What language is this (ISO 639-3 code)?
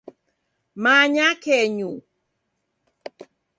dav